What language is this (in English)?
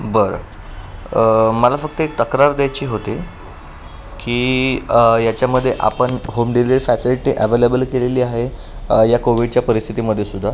Marathi